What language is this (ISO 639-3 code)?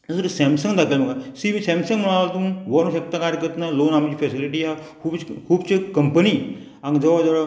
kok